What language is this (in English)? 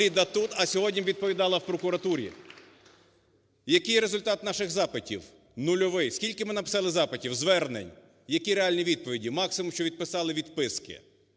Ukrainian